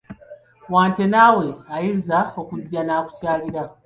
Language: Ganda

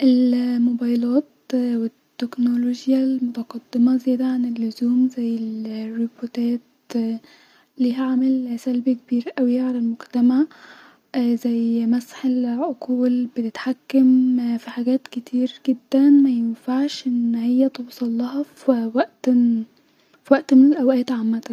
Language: Egyptian Arabic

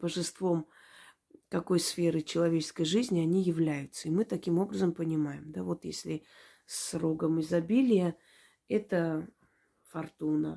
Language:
Russian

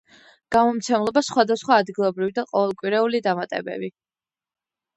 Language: Georgian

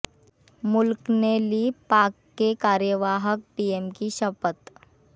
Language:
Hindi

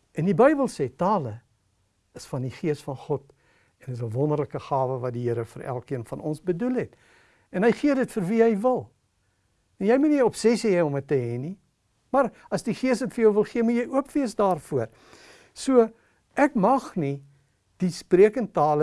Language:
Dutch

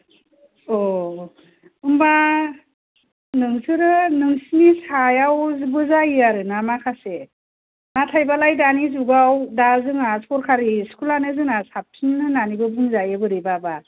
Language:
Bodo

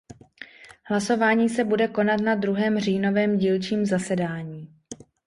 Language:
Czech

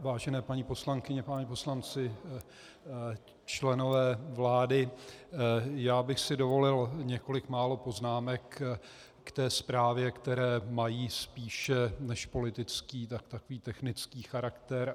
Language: Czech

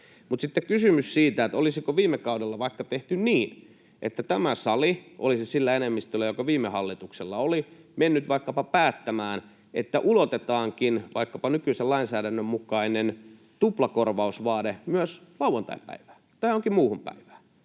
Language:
Finnish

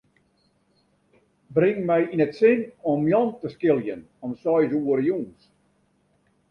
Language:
Western Frisian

